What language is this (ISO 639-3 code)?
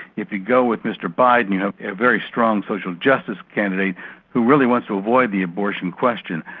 eng